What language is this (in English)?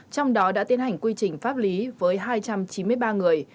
Vietnamese